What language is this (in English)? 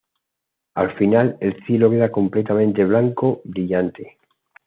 Spanish